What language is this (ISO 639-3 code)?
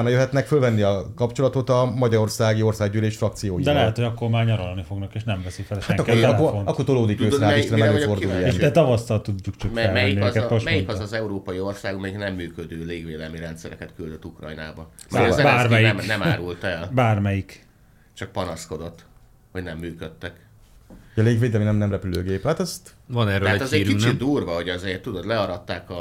hun